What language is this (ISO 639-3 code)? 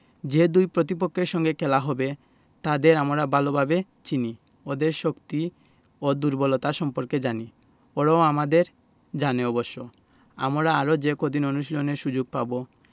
ben